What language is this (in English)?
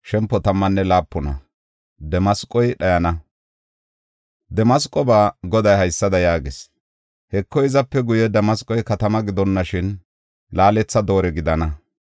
Gofa